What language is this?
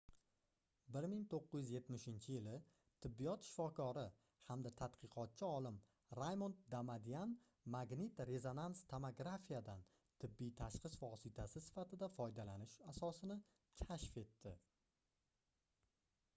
Uzbek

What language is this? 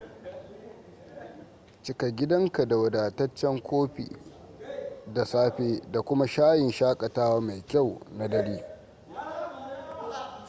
Hausa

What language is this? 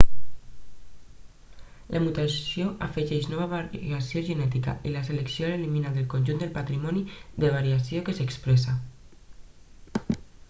Catalan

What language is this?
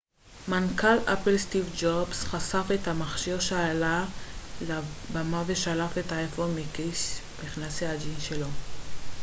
Hebrew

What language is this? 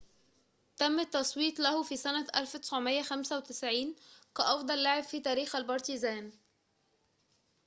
Arabic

